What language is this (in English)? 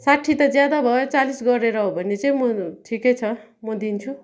Nepali